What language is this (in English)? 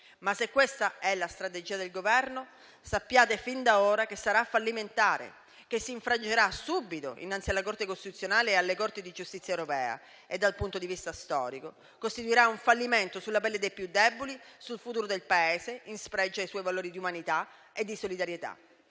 Italian